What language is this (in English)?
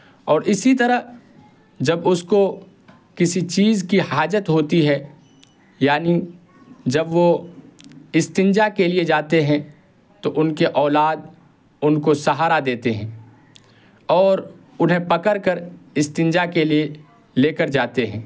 Urdu